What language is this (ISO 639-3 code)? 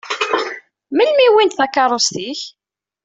kab